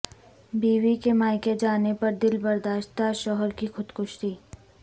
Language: Urdu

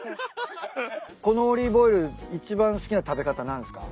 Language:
Japanese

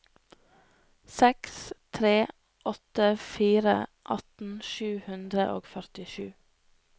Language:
Norwegian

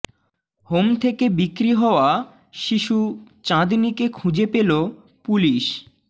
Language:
Bangla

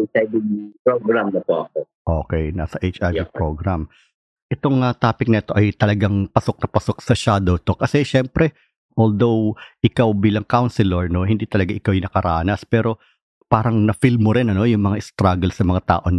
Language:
Filipino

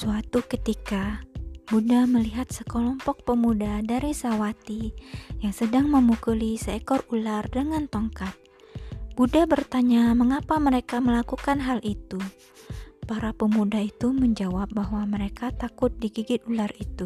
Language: Indonesian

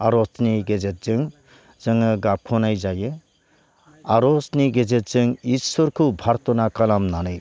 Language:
Bodo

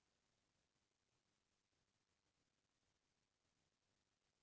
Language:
Chhattisgarhi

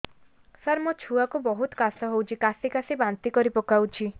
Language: Odia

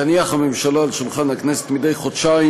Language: Hebrew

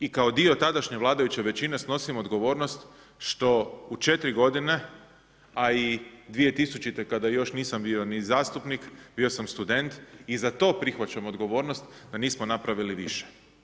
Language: Croatian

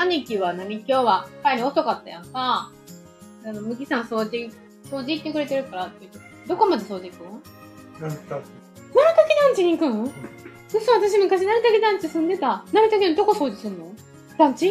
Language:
Japanese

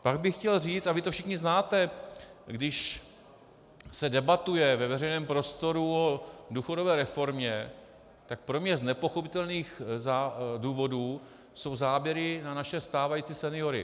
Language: Czech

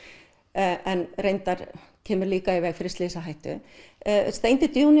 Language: Icelandic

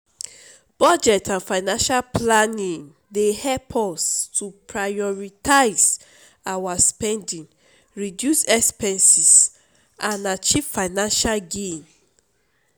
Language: Nigerian Pidgin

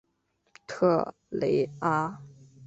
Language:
Chinese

